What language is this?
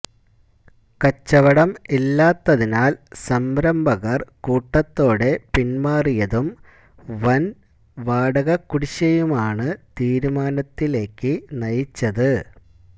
Malayalam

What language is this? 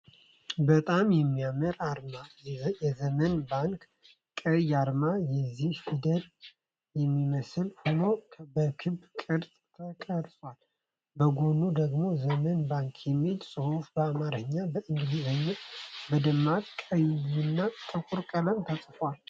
Amharic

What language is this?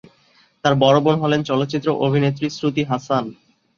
Bangla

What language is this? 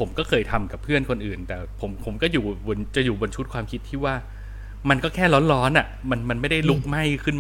Thai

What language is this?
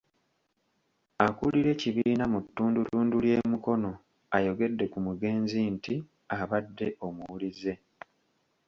Ganda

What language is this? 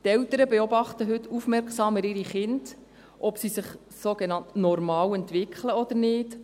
Swiss German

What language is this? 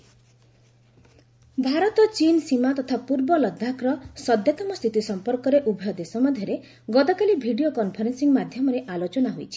Odia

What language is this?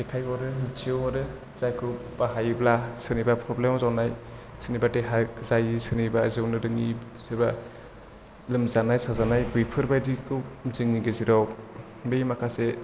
Bodo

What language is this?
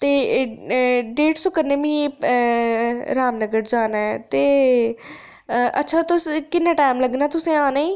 Dogri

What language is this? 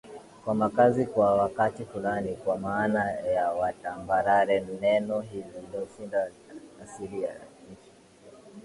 Swahili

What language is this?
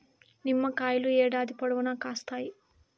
Telugu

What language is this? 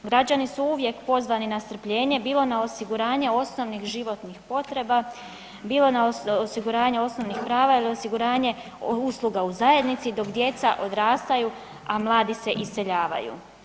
Croatian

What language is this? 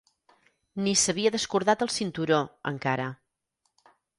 Catalan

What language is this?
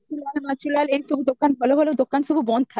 Odia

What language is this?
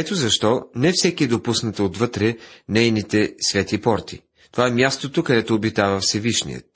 Bulgarian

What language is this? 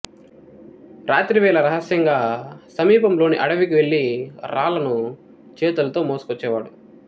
Telugu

